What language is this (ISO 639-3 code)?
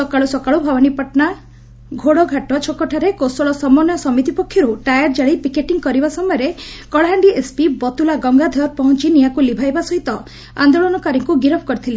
ori